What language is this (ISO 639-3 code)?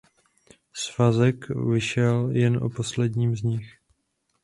ces